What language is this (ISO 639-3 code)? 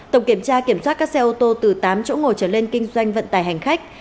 vie